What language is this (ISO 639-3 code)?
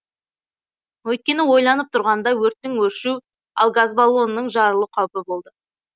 kaz